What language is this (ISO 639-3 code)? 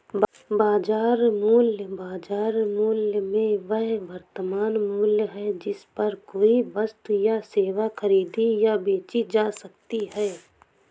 hin